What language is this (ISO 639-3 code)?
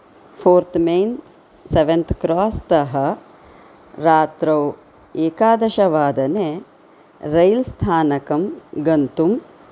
san